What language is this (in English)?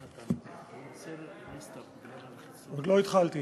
Hebrew